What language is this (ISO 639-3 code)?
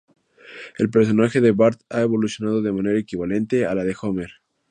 spa